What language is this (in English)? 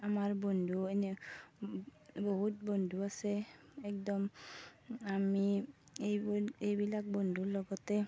Assamese